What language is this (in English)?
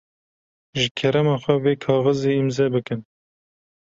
Kurdish